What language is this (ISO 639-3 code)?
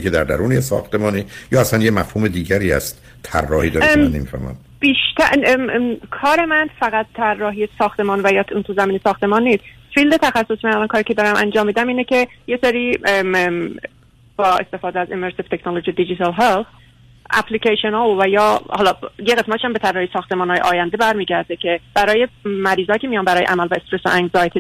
fas